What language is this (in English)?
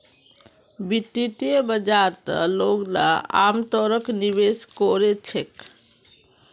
Magahi